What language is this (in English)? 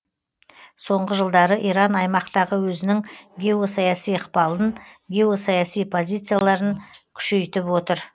Kazakh